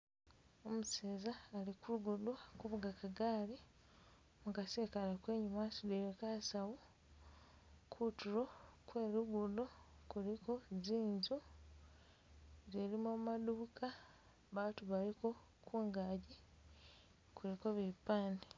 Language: Masaaba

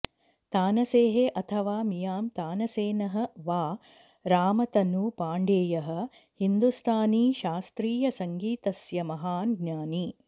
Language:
Sanskrit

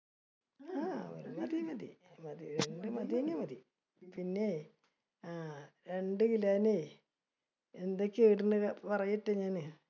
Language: Malayalam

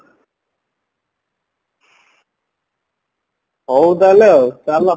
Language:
Odia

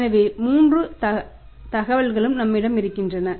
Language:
Tamil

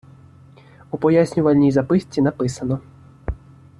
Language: Ukrainian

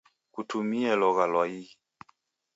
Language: Taita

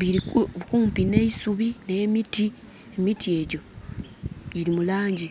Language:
Soga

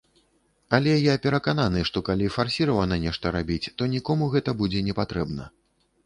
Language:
Belarusian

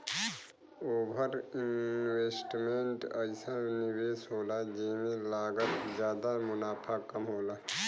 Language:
Bhojpuri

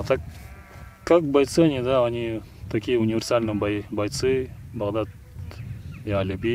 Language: Russian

